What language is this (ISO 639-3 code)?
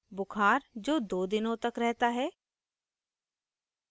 hin